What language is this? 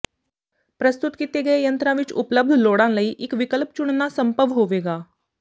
Punjabi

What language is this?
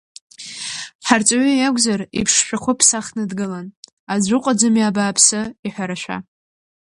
Abkhazian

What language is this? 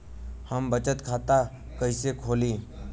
Bhojpuri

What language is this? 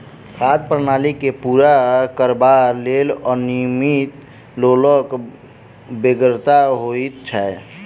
Maithili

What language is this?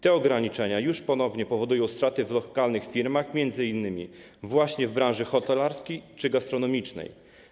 Polish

